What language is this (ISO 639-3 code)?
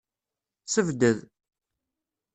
kab